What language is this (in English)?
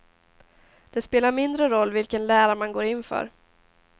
Swedish